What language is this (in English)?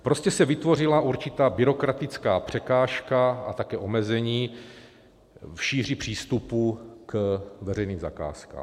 Czech